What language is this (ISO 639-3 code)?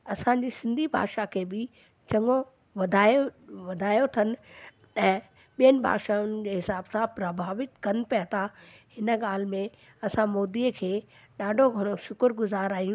snd